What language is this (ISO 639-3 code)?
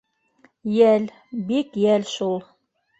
bak